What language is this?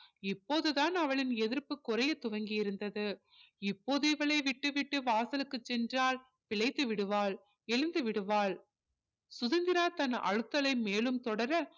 Tamil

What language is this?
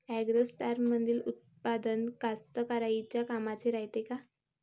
Marathi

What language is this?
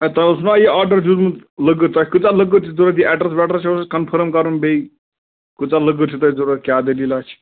Kashmiri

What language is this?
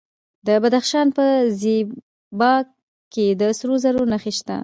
Pashto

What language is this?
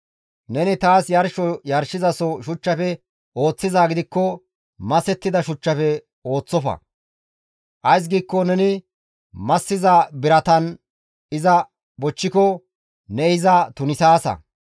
Gamo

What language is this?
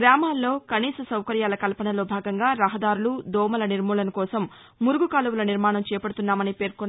Telugu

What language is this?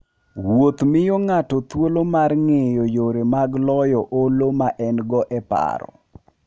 Luo (Kenya and Tanzania)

